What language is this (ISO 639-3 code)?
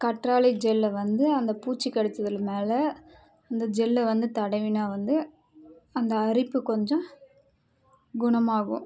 tam